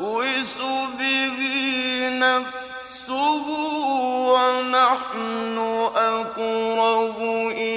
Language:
Arabic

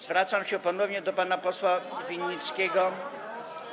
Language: Polish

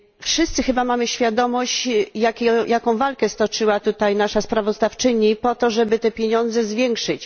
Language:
Polish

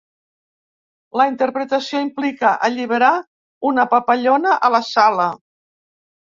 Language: Catalan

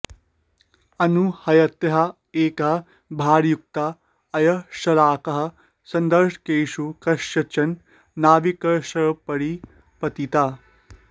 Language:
Sanskrit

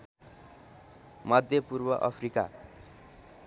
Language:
Nepali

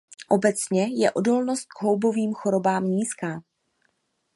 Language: Czech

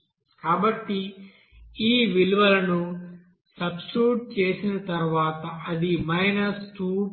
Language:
Telugu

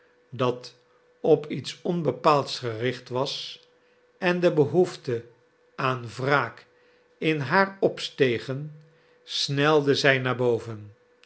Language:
Dutch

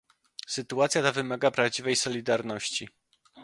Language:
Polish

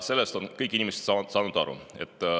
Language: Estonian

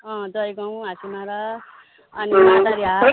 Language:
Nepali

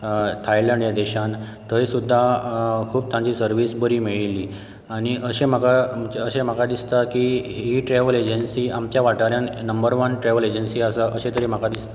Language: Konkani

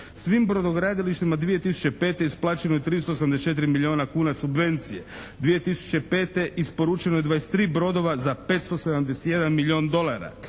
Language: Croatian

